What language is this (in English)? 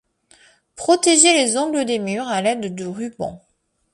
French